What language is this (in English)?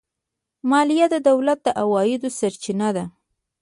Pashto